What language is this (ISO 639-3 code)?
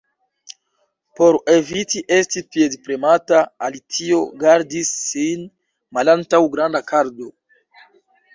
epo